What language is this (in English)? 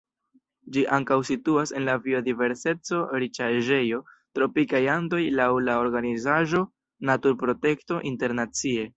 Esperanto